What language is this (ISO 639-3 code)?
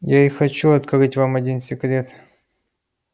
rus